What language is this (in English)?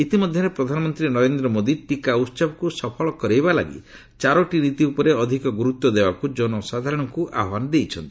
Odia